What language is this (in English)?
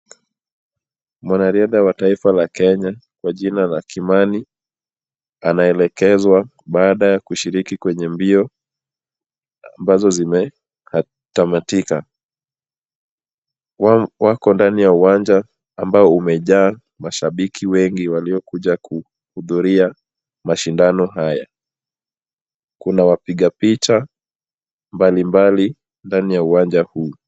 Swahili